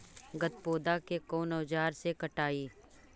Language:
Magahi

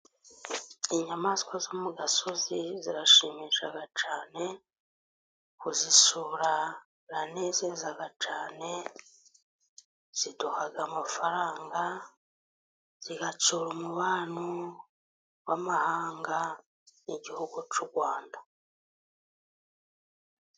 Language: Kinyarwanda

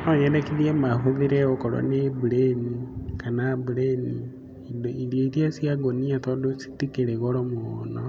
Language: Kikuyu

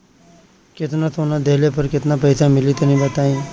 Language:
Bhojpuri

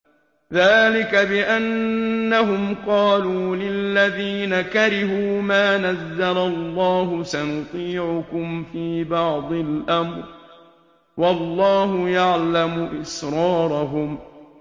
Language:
Arabic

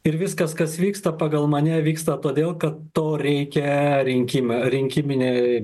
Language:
Lithuanian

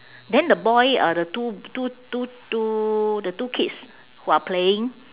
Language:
English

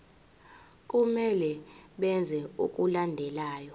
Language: Zulu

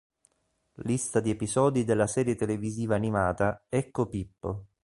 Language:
Italian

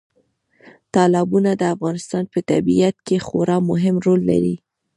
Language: Pashto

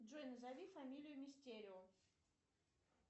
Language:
Russian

